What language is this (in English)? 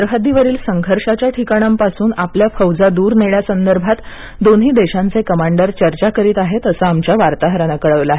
Marathi